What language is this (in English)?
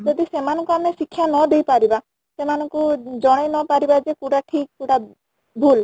Odia